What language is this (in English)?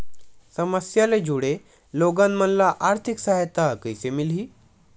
Chhattisgarhi